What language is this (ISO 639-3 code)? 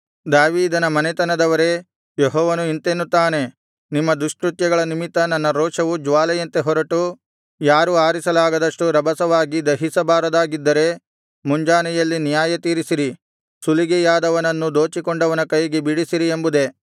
kan